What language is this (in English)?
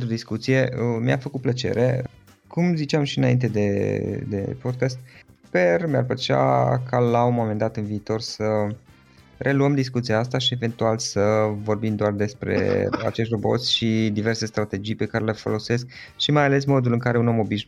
Romanian